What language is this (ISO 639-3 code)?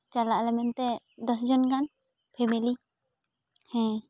sat